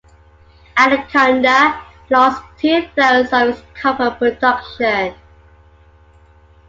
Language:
English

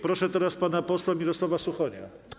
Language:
Polish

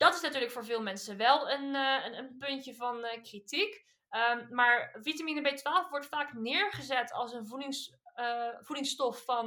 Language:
Dutch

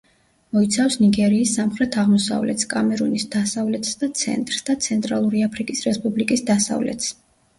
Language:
Georgian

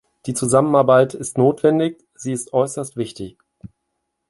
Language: German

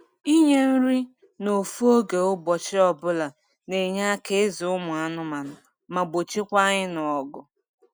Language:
Igbo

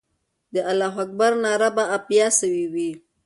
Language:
Pashto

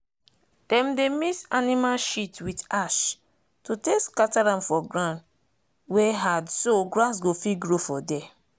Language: Nigerian Pidgin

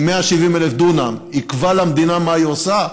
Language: Hebrew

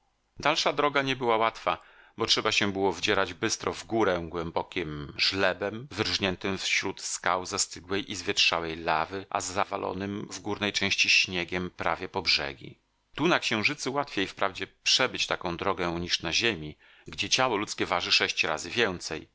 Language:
Polish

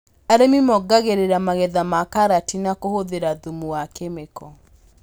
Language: Kikuyu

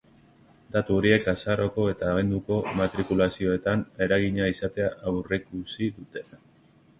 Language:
Basque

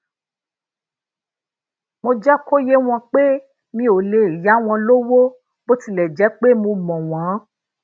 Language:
Yoruba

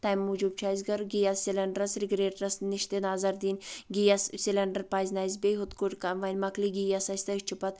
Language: Kashmiri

